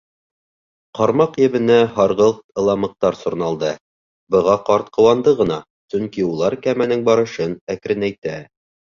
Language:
Bashkir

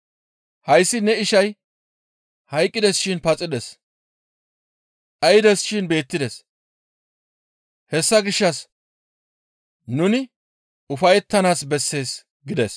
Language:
Gamo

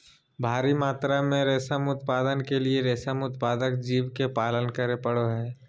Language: Magahi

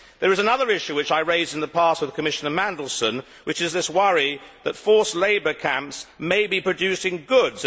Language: English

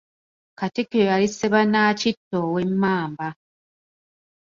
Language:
Ganda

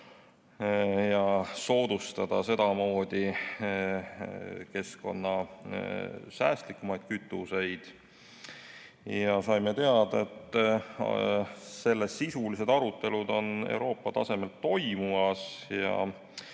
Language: Estonian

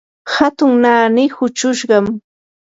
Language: Yanahuanca Pasco Quechua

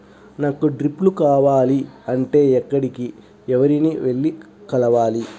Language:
Telugu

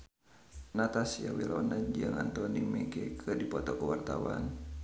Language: Sundanese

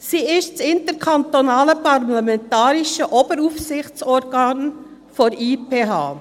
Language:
Swiss German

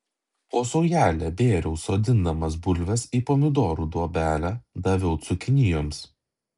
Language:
Lithuanian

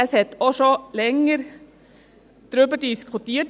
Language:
Swiss German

